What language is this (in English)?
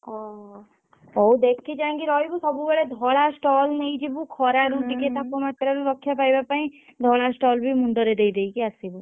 Odia